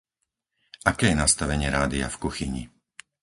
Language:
Slovak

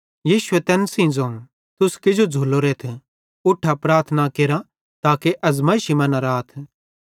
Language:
Bhadrawahi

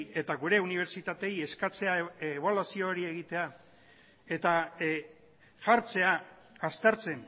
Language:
Basque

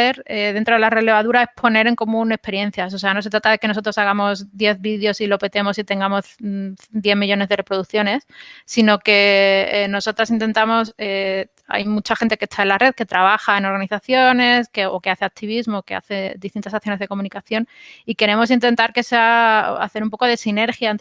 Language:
Spanish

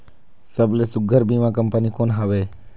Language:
Chhattisgarhi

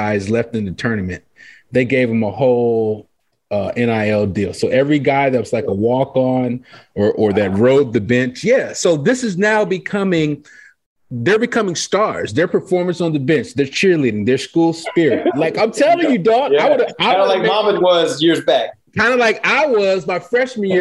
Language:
English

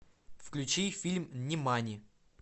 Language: Russian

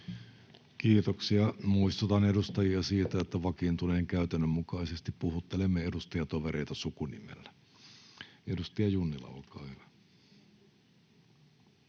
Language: Finnish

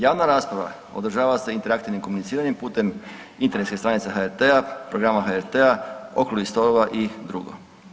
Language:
Croatian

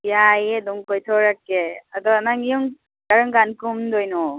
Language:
Manipuri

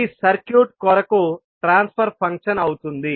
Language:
Telugu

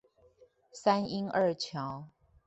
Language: Chinese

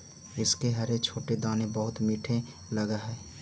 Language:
Magahi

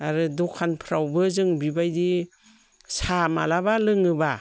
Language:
Bodo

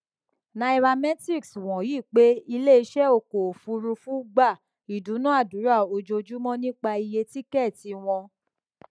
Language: Yoruba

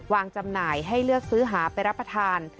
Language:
Thai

